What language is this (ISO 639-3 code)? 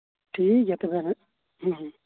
sat